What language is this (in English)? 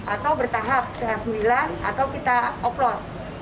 Indonesian